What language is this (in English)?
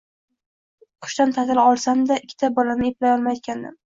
Uzbek